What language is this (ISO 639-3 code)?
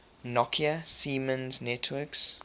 eng